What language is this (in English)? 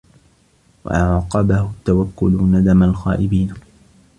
Arabic